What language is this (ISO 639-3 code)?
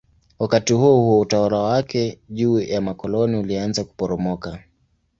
swa